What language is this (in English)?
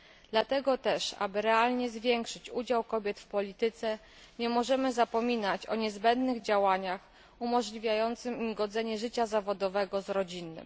Polish